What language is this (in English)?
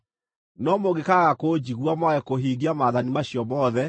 Kikuyu